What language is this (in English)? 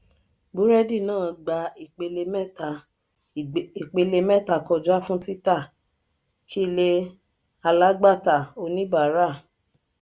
Yoruba